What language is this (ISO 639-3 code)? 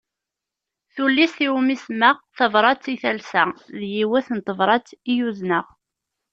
kab